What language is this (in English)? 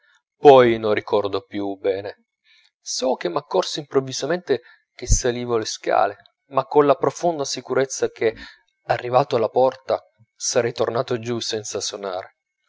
Italian